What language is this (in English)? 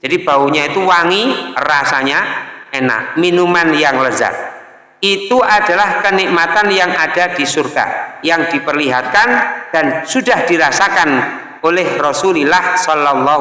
Indonesian